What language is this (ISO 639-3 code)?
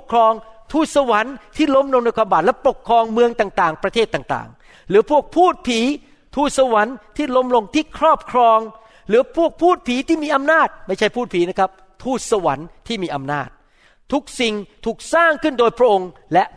tha